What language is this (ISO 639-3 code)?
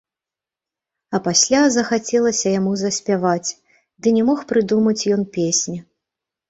bel